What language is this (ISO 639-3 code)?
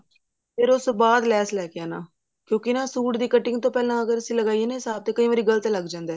pan